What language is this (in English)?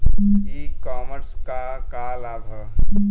Bhojpuri